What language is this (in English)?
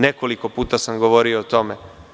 Serbian